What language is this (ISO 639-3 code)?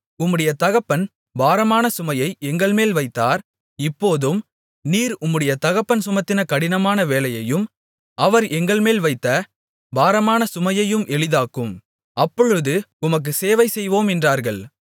tam